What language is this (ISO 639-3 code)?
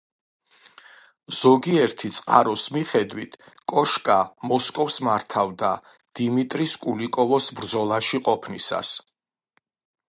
kat